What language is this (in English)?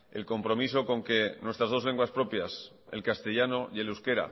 Spanish